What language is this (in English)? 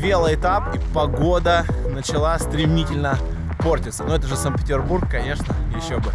Russian